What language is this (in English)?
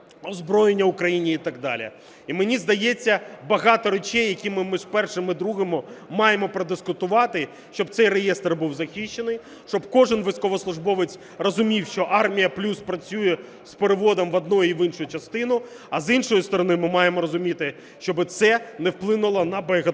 Ukrainian